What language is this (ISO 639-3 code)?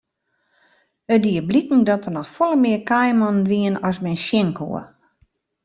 fry